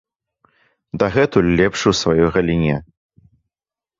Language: Belarusian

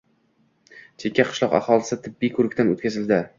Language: Uzbek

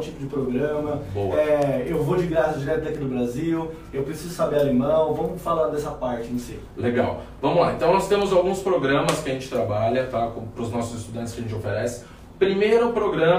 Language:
Portuguese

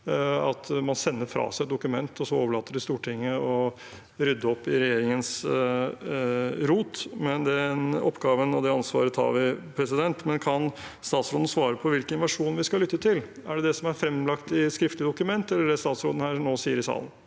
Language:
Norwegian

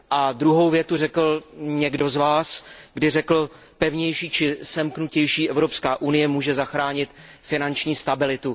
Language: Czech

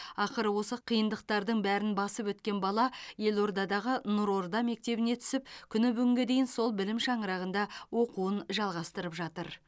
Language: Kazakh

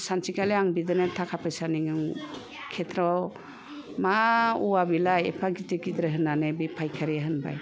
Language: Bodo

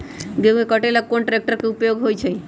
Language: Magahi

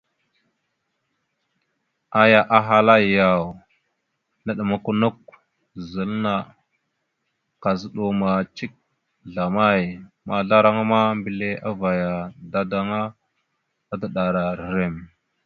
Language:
Mada (Cameroon)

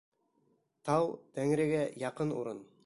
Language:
Bashkir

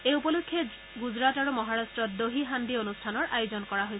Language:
Assamese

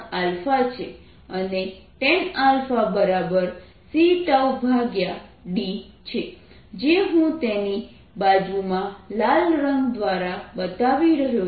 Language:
Gujarati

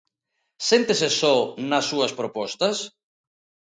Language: Galician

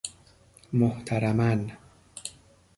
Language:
Persian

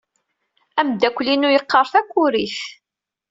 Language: Kabyle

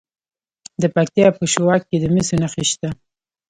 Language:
Pashto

